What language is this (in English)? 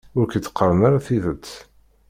Kabyle